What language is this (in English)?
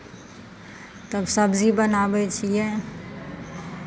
Maithili